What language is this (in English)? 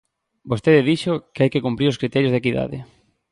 Galician